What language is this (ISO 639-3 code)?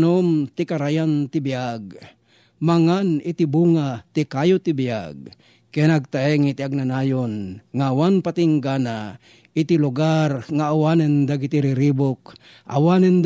fil